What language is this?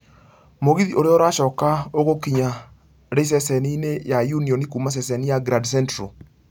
Kikuyu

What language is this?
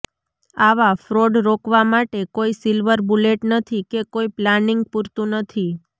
Gujarati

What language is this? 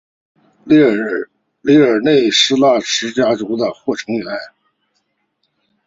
Chinese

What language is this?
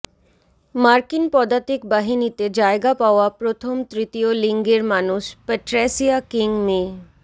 Bangla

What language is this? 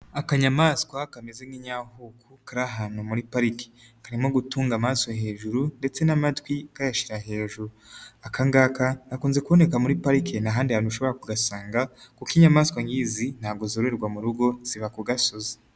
Kinyarwanda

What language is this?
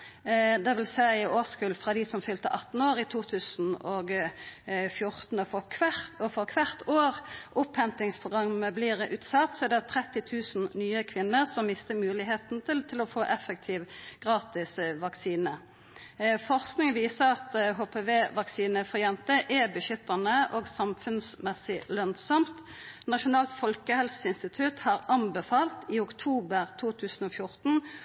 Norwegian Nynorsk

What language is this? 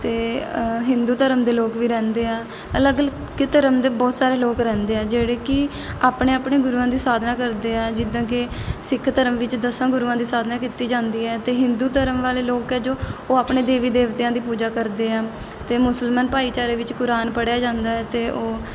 Punjabi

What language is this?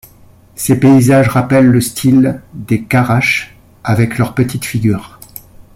French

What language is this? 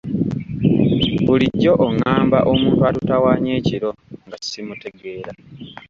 Ganda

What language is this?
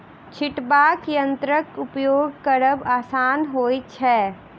Maithili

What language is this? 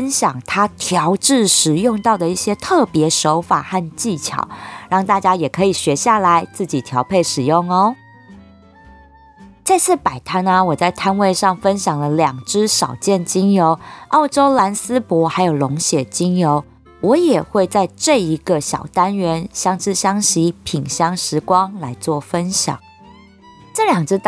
Chinese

